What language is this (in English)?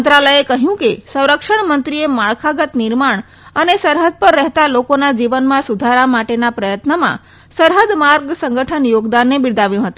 Gujarati